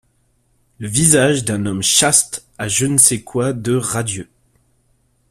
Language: French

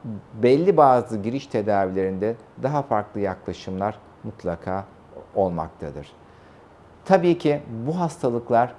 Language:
Turkish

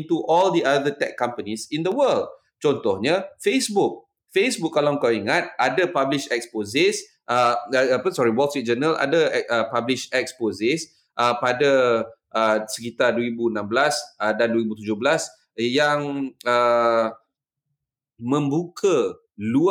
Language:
Malay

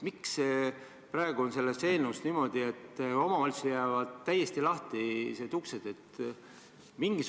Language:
Estonian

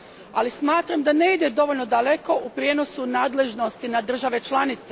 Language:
Croatian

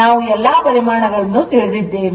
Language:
Kannada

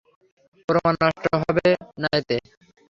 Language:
Bangla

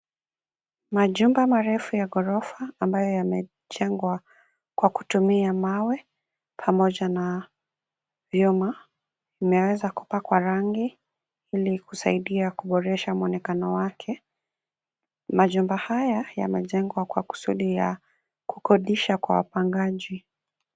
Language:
Swahili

